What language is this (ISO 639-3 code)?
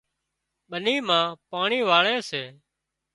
kxp